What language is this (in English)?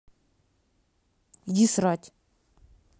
Russian